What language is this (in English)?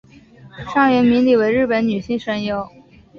Chinese